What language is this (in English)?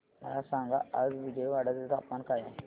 Marathi